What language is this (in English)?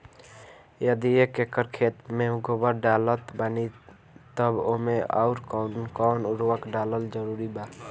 Bhojpuri